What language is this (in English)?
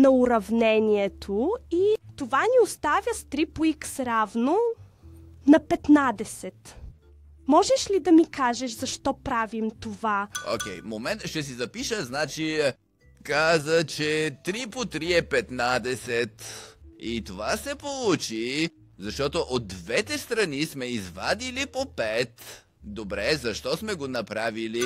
Bulgarian